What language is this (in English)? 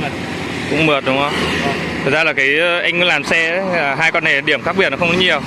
Vietnamese